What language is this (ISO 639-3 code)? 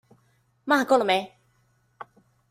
zho